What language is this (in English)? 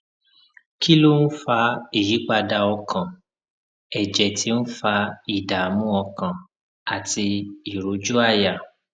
Yoruba